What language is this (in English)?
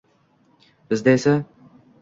Uzbek